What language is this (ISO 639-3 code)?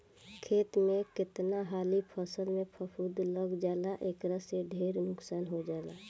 bho